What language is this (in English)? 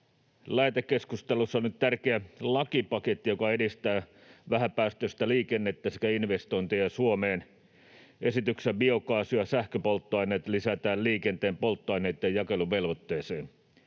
Finnish